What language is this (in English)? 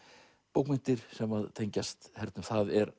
Icelandic